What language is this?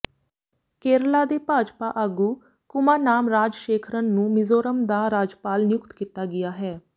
Punjabi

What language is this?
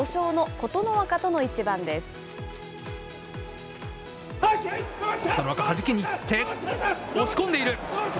Japanese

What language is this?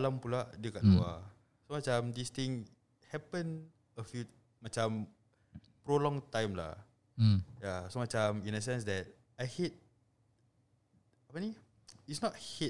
Malay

